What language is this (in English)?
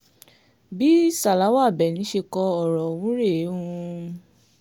Yoruba